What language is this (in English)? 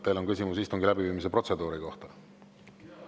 Estonian